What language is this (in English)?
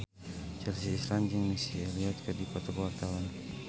Sundanese